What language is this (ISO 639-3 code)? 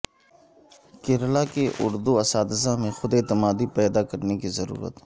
urd